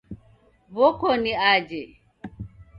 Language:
Taita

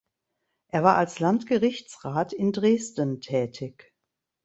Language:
German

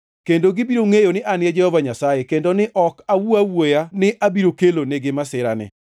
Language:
Luo (Kenya and Tanzania)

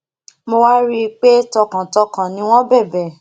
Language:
Yoruba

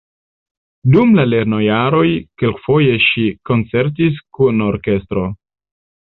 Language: Esperanto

